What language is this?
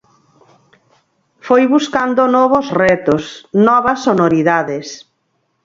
Galician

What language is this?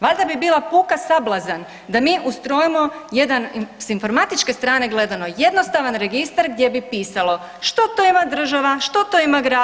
Croatian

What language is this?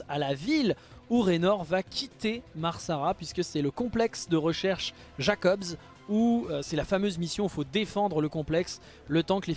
French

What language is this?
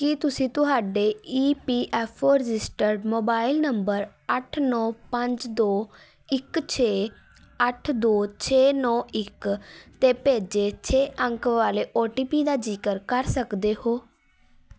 Punjabi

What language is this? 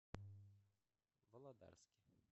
Russian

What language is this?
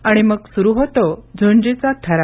Marathi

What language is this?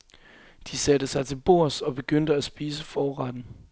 Danish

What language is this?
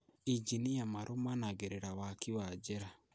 Kikuyu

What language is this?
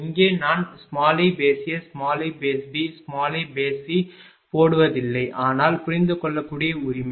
Tamil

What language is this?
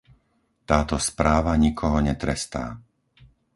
Slovak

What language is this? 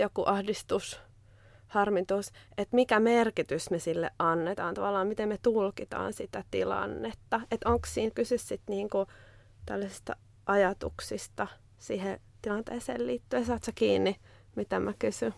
Finnish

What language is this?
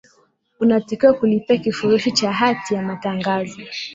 Swahili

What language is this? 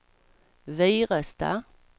Swedish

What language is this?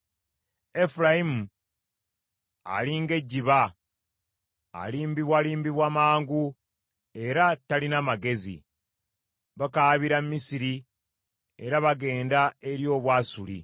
Ganda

